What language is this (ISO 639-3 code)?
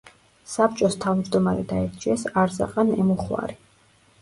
kat